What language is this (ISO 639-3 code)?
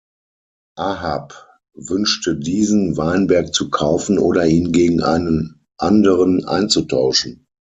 deu